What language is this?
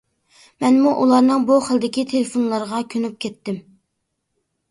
Uyghur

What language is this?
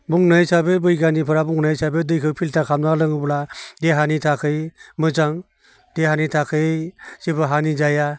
Bodo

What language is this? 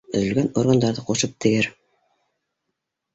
Bashkir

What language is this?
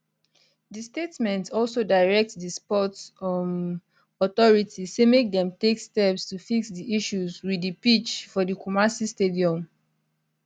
Nigerian Pidgin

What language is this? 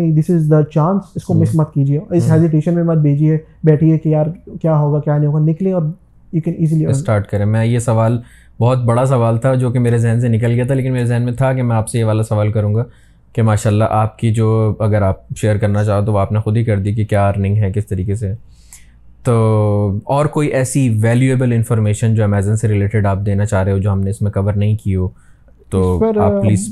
Urdu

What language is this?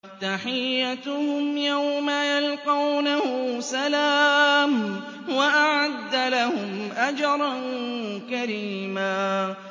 Arabic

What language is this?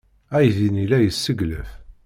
Kabyle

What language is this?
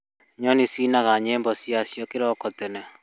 Kikuyu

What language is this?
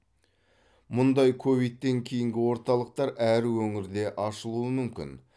Kazakh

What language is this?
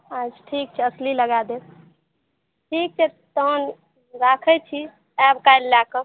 Maithili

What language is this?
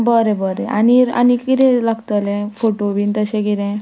Konkani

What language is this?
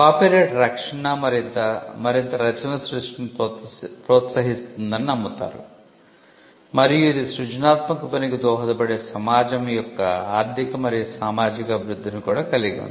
Telugu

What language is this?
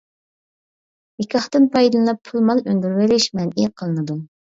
Uyghur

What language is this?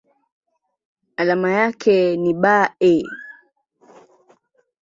Swahili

